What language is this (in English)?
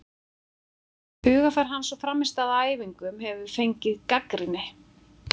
Icelandic